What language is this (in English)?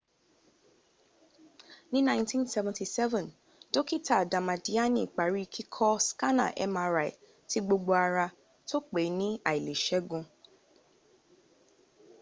Yoruba